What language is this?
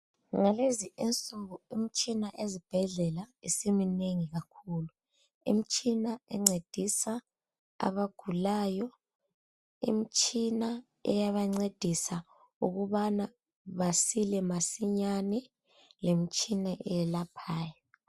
North Ndebele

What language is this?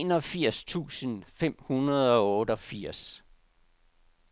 Danish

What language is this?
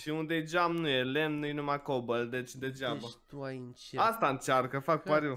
Romanian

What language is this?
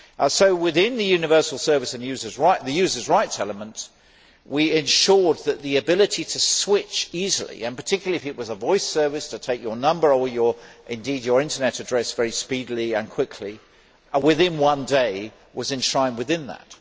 English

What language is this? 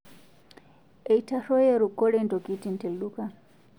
Masai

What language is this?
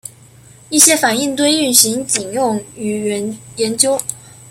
Chinese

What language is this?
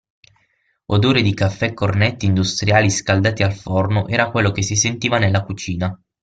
Italian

